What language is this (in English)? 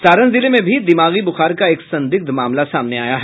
Hindi